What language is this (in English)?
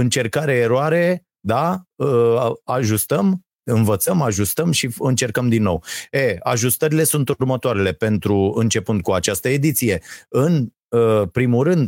Romanian